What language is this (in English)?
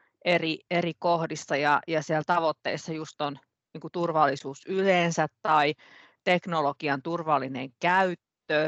Finnish